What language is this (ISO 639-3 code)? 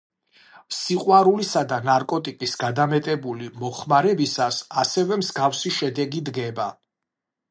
kat